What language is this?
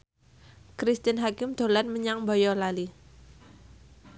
Javanese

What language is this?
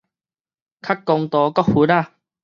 Min Nan Chinese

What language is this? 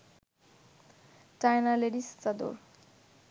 Bangla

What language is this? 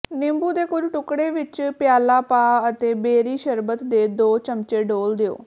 Punjabi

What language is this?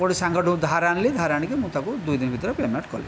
Odia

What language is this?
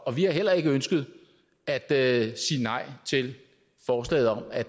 Danish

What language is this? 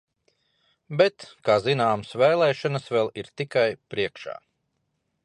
Latvian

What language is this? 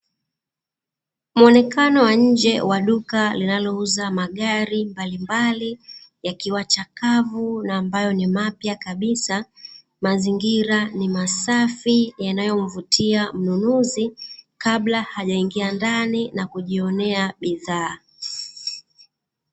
Swahili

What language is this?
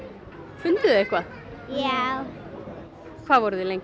Icelandic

